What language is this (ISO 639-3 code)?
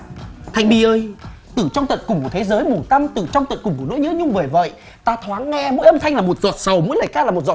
vie